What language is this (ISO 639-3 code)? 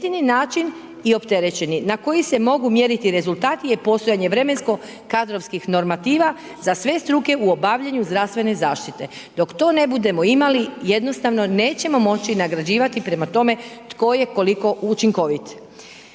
hrv